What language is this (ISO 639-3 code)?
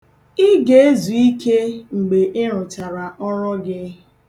ibo